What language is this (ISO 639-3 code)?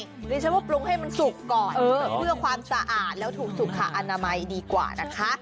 tha